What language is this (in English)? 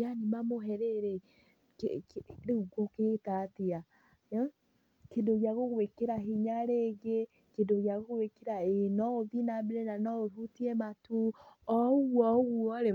Kikuyu